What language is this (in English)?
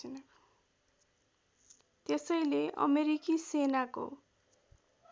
Nepali